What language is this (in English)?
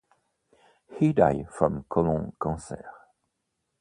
English